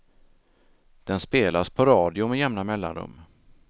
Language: Swedish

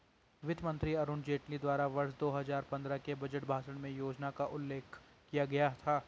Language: Hindi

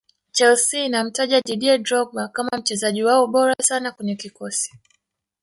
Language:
Swahili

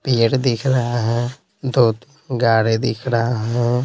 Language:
Hindi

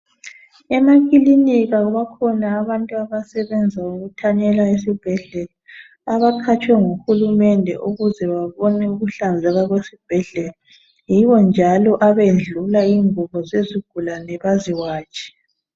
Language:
North Ndebele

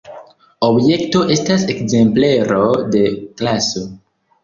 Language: Esperanto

